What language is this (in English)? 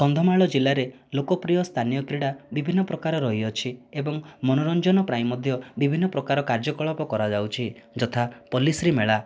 Odia